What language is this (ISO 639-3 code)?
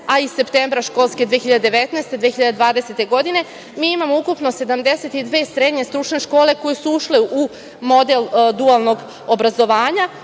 srp